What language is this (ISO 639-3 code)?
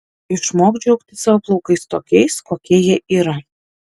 lit